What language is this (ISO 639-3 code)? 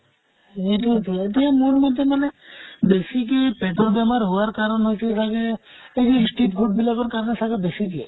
asm